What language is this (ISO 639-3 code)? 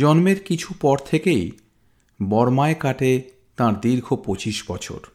ben